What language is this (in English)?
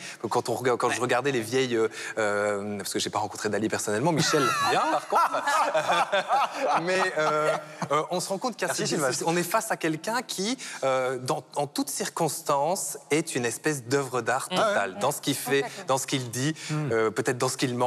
French